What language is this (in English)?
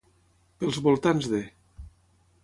Catalan